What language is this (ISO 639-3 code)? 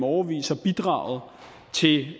dan